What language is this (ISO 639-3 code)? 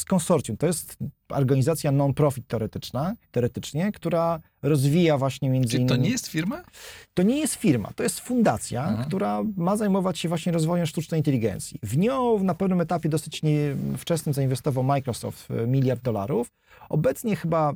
pol